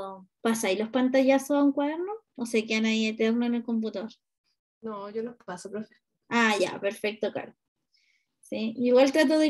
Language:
Spanish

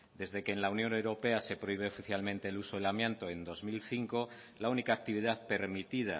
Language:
Spanish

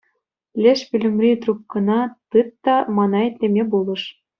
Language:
Chuvash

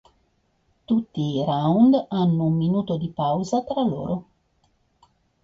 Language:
Italian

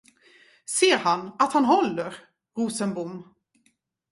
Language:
Swedish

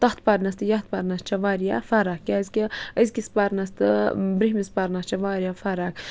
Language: Kashmiri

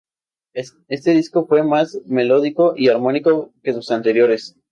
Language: Spanish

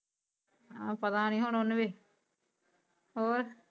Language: Punjabi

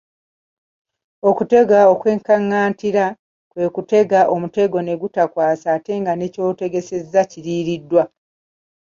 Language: Ganda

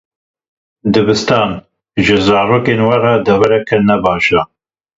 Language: Kurdish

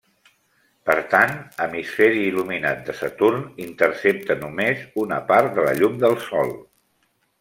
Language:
Catalan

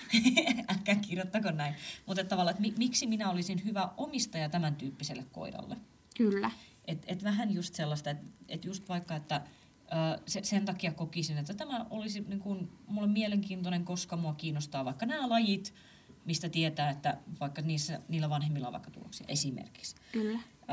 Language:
Finnish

